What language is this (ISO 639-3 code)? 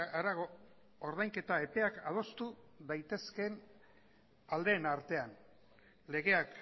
eus